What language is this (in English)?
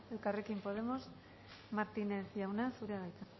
Basque